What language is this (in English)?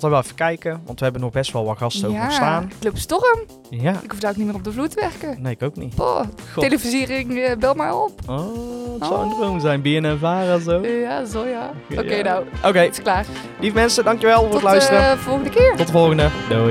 Dutch